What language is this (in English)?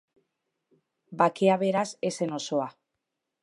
Basque